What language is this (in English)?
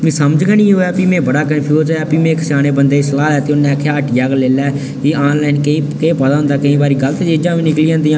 Dogri